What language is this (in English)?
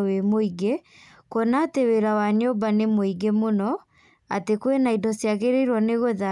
Kikuyu